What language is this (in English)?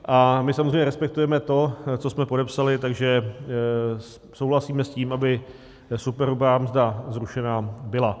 Czech